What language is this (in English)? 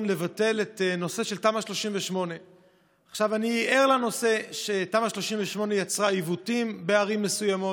Hebrew